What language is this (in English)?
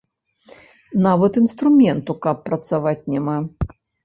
Belarusian